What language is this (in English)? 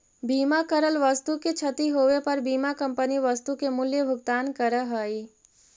Magahi